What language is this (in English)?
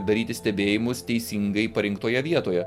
Lithuanian